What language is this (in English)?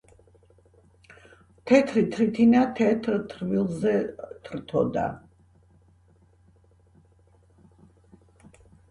Georgian